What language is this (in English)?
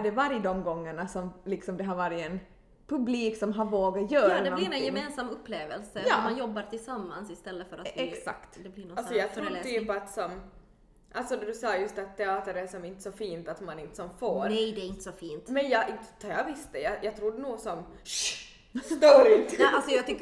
Swedish